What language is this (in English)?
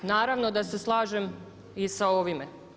Croatian